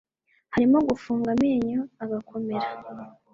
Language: Kinyarwanda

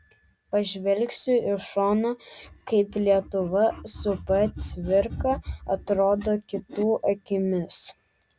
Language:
Lithuanian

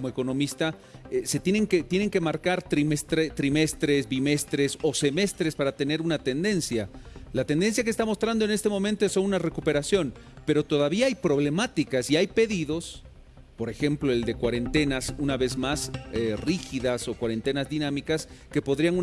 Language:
Spanish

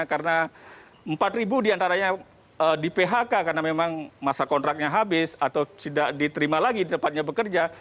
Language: Indonesian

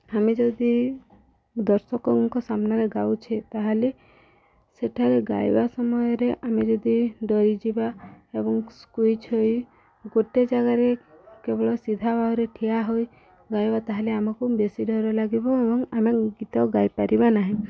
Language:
Odia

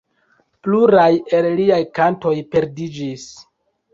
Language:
Esperanto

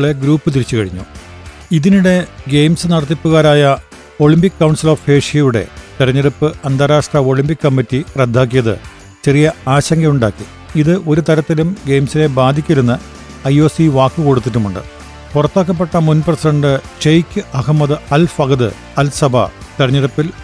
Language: Malayalam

